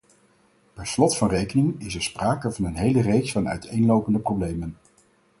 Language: Dutch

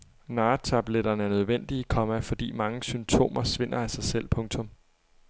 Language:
Danish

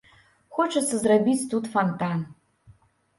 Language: Belarusian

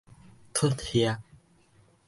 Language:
Min Nan Chinese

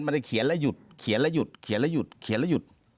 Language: Thai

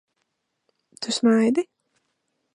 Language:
Latvian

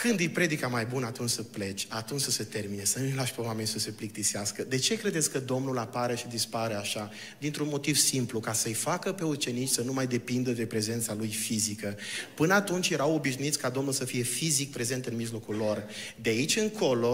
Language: Romanian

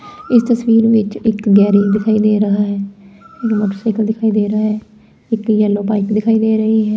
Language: Punjabi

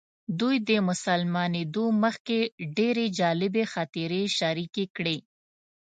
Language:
Pashto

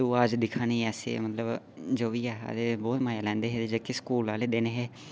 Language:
Dogri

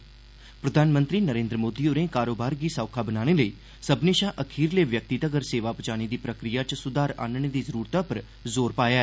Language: Dogri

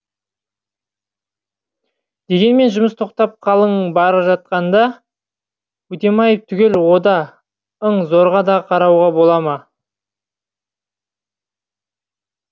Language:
Kazakh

